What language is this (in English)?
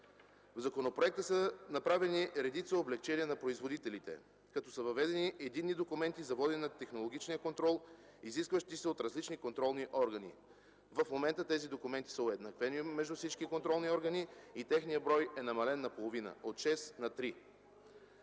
Bulgarian